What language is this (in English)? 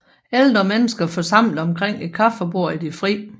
Danish